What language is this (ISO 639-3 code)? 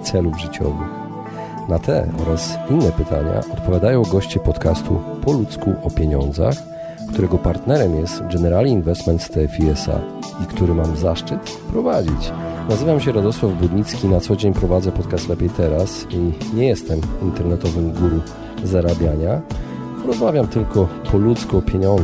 pol